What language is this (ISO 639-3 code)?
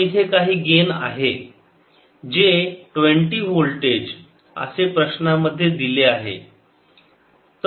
mar